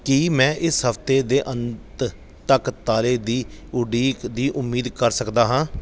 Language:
Punjabi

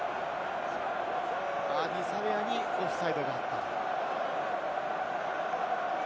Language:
Japanese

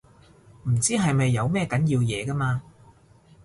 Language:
Cantonese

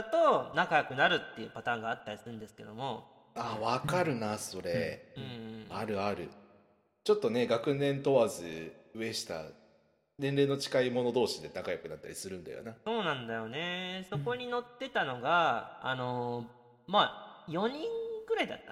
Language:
Japanese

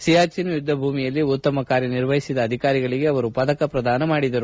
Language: Kannada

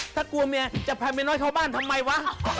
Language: Thai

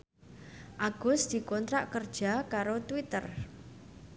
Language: Javanese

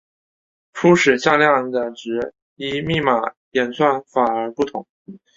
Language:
Chinese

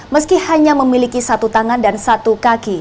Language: Indonesian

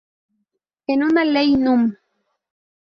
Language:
Spanish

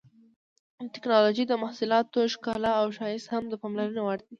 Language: Pashto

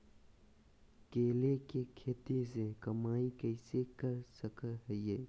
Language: Magahi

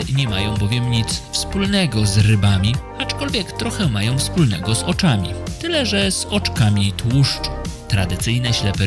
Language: Polish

